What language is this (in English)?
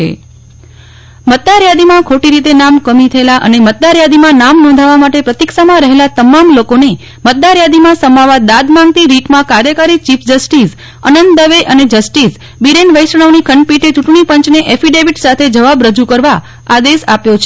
Gujarati